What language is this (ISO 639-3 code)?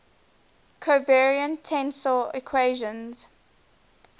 eng